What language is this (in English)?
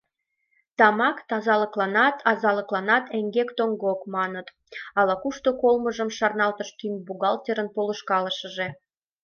Mari